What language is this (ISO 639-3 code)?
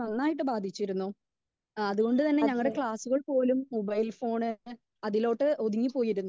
mal